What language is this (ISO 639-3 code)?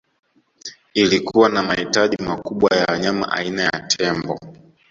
swa